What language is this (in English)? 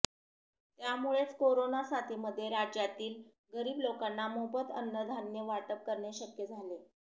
Marathi